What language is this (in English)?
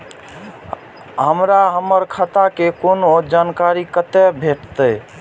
Maithili